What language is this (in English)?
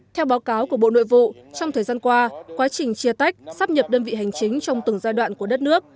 Vietnamese